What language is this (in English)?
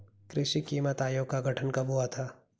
Hindi